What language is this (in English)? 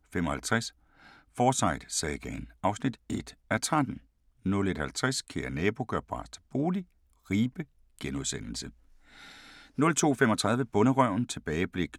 Danish